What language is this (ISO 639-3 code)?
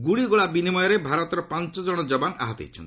ori